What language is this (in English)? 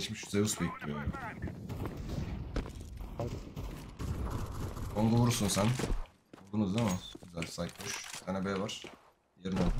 Turkish